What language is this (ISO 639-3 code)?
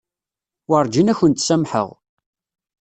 kab